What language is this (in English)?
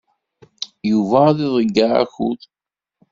Kabyle